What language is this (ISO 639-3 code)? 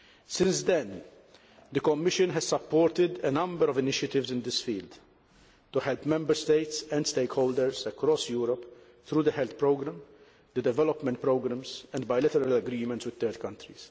eng